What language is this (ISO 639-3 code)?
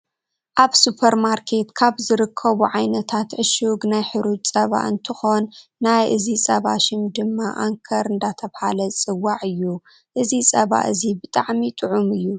tir